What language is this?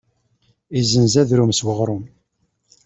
Kabyle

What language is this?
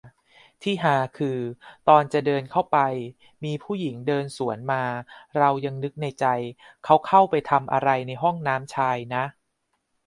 Thai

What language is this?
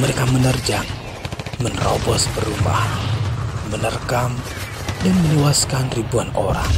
Indonesian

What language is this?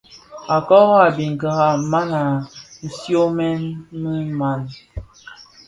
Bafia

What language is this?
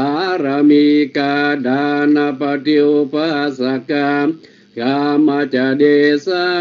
Vietnamese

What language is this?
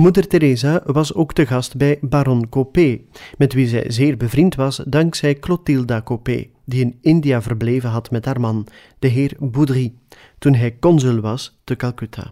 Dutch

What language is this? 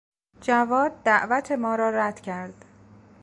Persian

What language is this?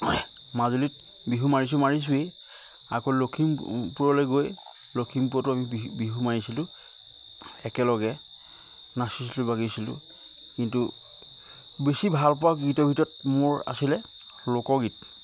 Assamese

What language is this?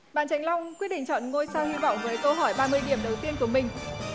Vietnamese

